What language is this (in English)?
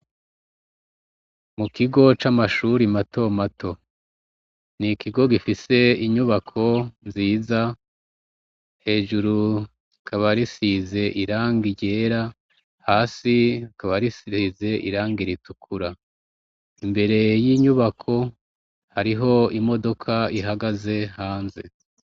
Rundi